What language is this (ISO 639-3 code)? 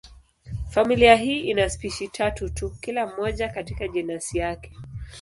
swa